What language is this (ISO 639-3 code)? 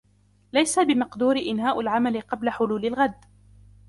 ara